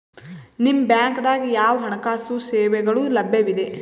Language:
Kannada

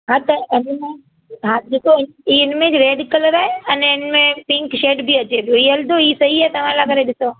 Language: Sindhi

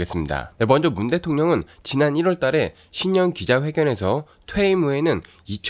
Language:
Korean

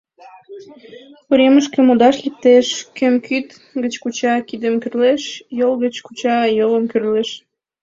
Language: Mari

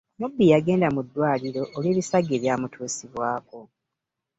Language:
Ganda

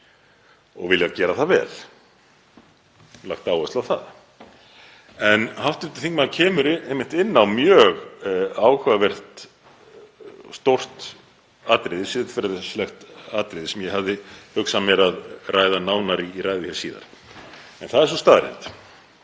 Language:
Icelandic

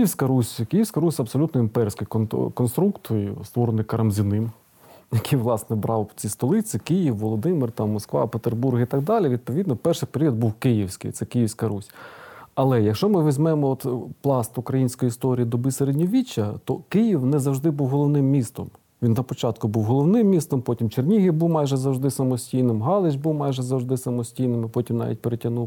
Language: Ukrainian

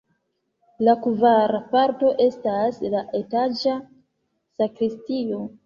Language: Esperanto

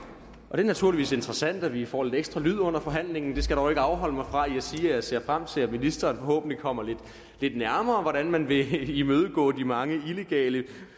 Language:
Danish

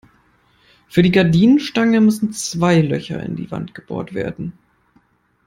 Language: German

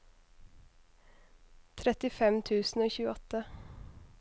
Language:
Norwegian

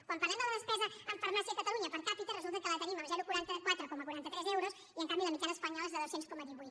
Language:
Catalan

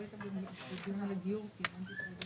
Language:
Hebrew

